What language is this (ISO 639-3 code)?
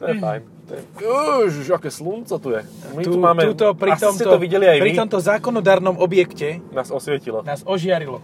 slk